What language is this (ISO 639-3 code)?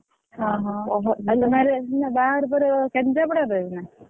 ori